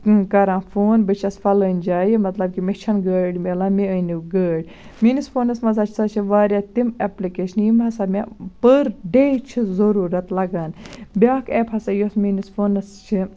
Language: Kashmiri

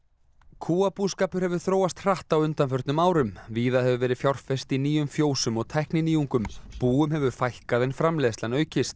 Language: Icelandic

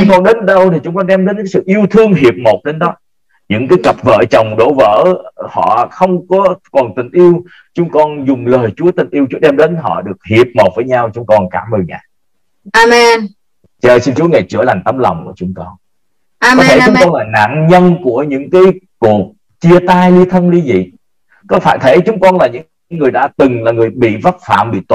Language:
Vietnamese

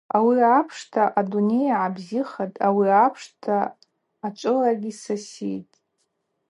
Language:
Abaza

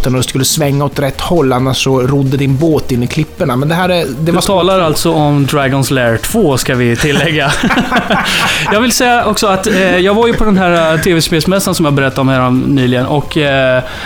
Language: Swedish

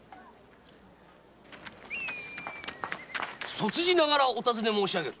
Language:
Japanese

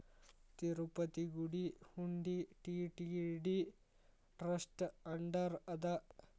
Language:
Kannada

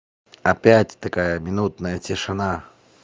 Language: Russian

